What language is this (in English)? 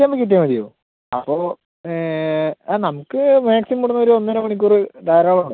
Malayalam